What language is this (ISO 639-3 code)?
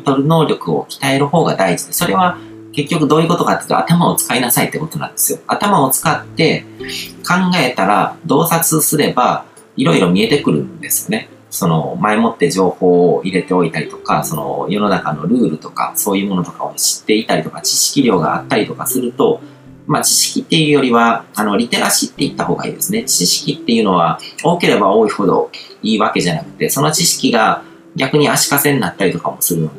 jpn